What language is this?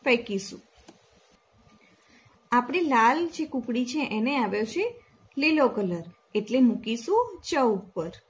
Gujarati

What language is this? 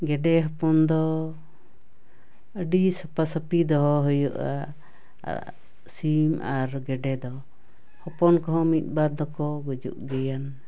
Santali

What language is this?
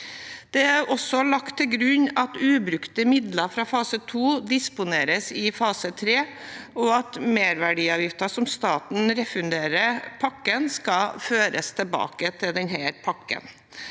Norwegian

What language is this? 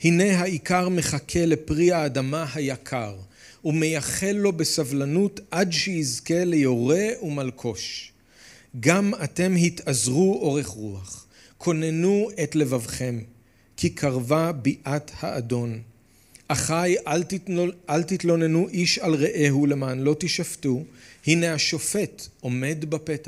Hebrew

